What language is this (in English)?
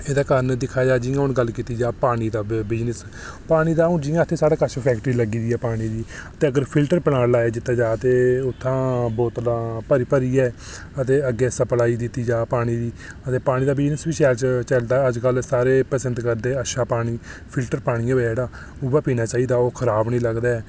Dogri